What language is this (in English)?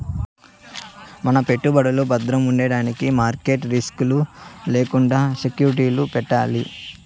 Telugu